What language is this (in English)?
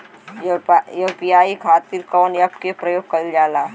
Bhojpuri